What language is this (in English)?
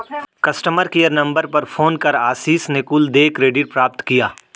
Hindi